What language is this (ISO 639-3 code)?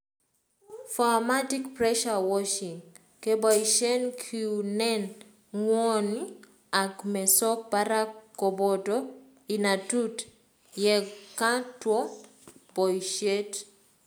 kln